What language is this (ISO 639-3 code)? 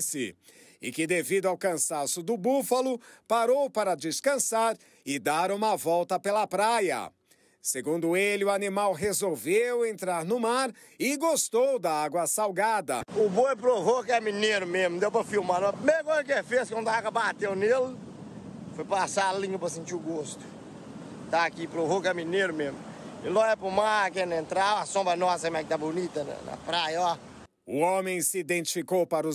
por